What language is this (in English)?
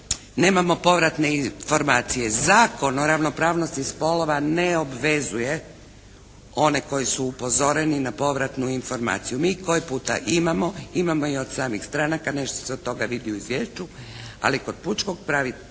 Croatian